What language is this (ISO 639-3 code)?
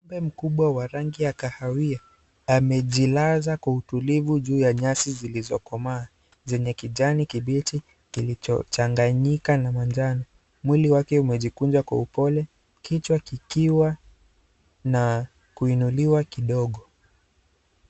swa